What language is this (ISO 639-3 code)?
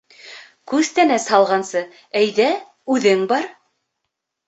bak